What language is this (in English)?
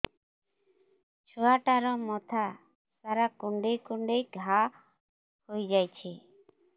Odia